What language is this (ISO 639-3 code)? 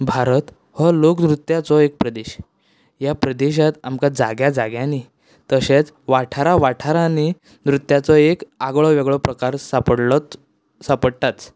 kok